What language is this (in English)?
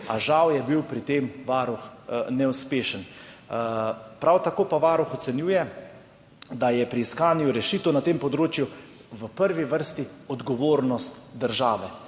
Slovenian